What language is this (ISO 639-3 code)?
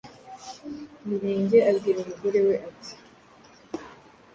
kin